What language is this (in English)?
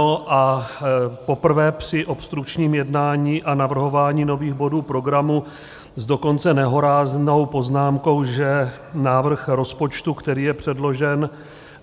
Czech